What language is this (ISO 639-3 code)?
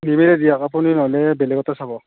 asm